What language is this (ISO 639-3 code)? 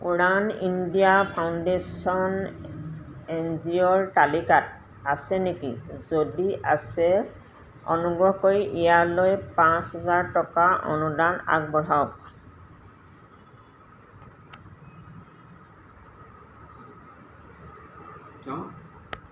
asm